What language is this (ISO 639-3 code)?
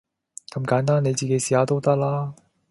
yue